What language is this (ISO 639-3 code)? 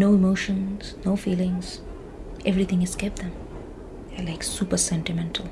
eng